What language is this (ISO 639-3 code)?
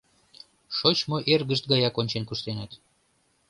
chm